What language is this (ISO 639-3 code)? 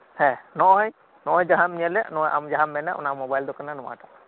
sat